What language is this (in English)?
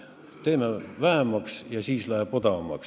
Estonian